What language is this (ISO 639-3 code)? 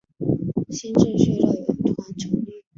zho